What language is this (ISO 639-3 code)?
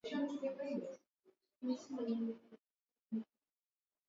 swa